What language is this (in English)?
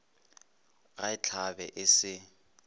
Northern Sotho